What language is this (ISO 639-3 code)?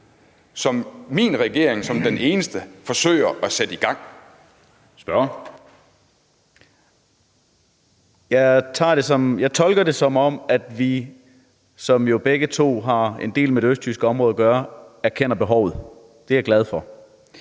dan